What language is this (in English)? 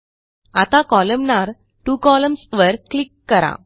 Marathi